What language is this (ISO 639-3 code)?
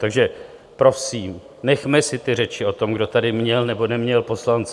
ces